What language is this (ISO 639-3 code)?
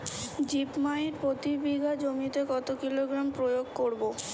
ben